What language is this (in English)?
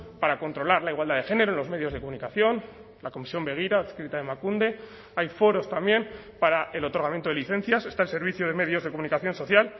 Spanish